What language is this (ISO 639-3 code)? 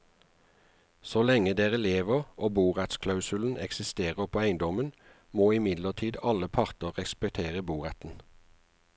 nor